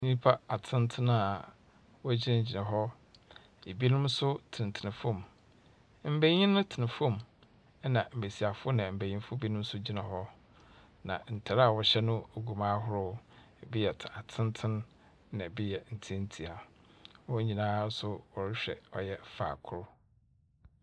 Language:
Akan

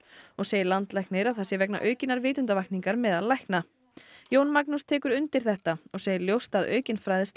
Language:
Icelandic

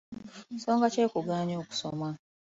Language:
Ganda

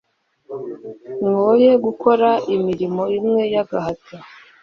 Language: Kinyarwanda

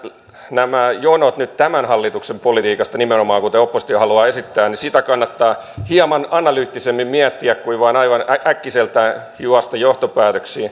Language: Finnish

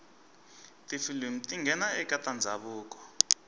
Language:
Tsonga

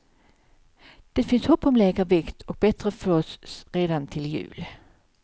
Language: Swedish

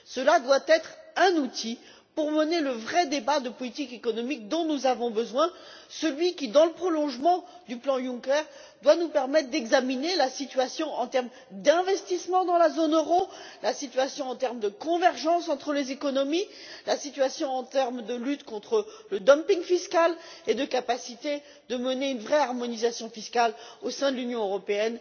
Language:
French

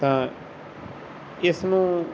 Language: Punjabi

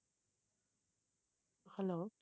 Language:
Tamil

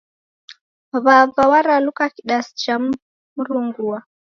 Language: Taita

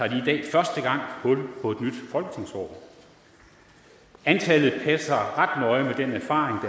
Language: Danish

